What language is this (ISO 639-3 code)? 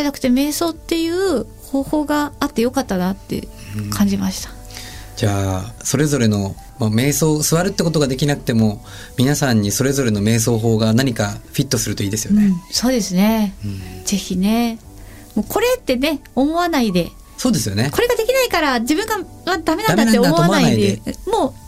jpn